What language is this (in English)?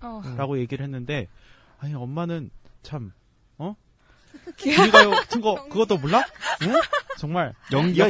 Korean